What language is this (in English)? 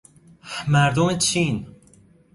Persian